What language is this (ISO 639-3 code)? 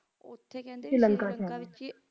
pan